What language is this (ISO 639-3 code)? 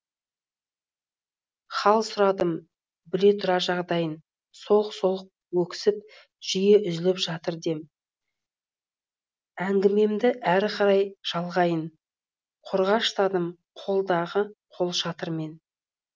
kaz